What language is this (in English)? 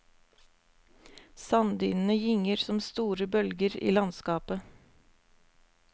Norwegian